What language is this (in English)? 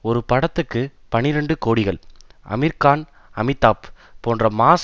Tamil